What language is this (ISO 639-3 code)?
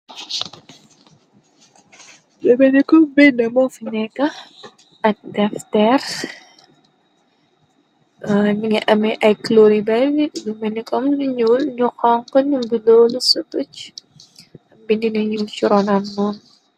wol